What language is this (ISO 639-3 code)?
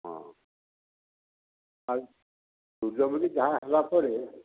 ori